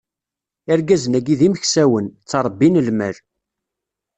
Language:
Kabyle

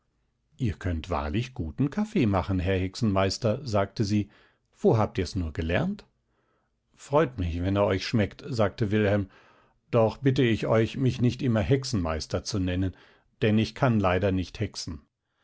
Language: German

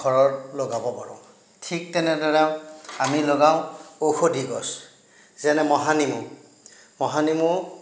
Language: Assamese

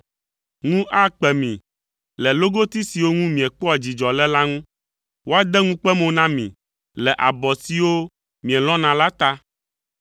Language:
Ewe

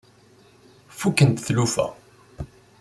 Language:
Kabyle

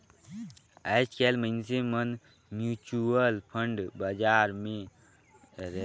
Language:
Chhattisgarhi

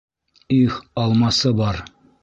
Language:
Bashkir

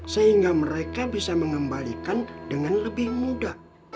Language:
Indonesian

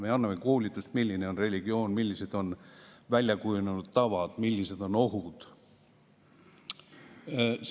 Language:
Estonian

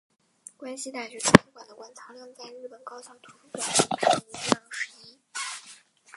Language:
Chinese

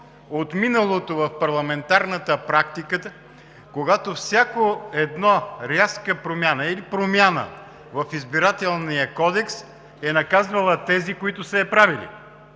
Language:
Bulgarian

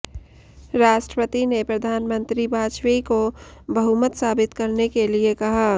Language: Hindi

